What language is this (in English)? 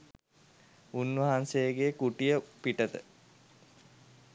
Sinhala